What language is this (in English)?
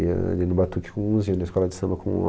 Portuguese